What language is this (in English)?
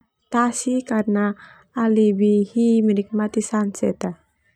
Termanu